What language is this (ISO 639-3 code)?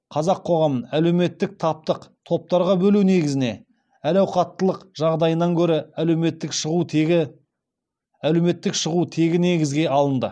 kaz